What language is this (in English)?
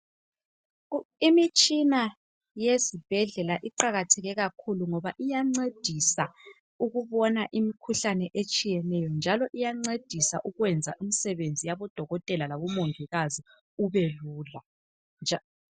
North Ndebele